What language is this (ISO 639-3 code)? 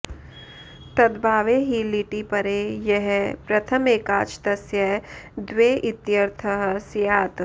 san